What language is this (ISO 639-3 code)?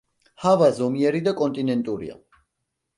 kat